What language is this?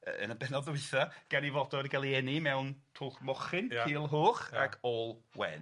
Welsh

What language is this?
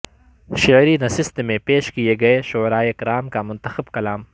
Urdu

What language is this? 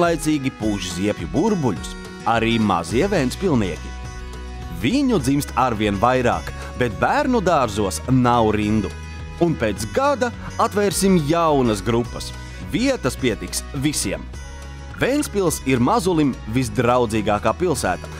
Latvian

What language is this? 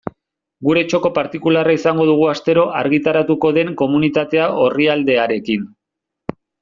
Basque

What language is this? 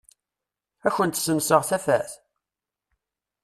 Kabyle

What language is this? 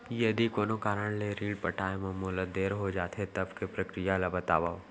Chhattisgarhi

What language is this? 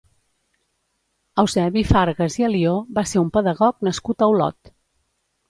Catalan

